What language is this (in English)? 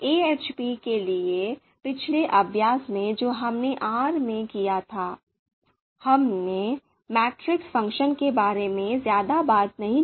Hindi